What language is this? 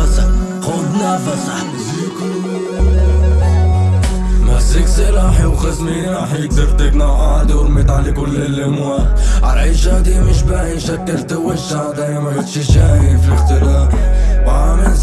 Arabic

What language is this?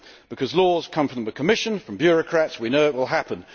English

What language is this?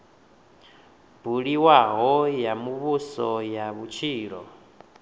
Venda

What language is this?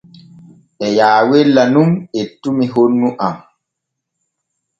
Borgu Fulfulde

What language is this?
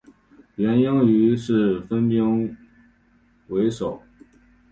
Chinese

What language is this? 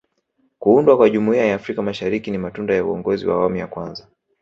Swahili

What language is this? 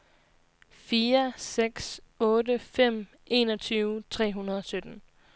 Danish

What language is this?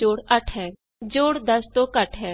Punjabi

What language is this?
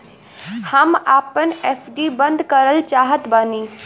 Bhojpuri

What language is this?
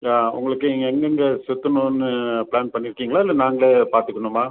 Tamil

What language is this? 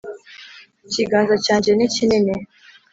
Kinyarwanda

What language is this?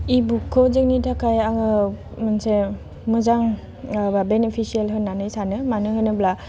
Bodo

